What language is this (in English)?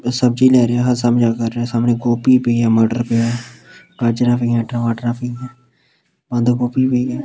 Punjabi